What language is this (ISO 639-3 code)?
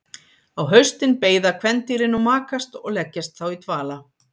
isl